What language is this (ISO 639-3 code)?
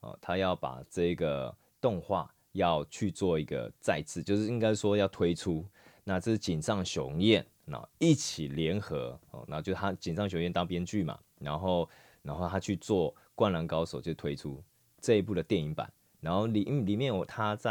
zho